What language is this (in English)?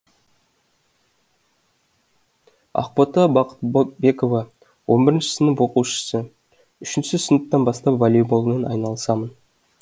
Kazakh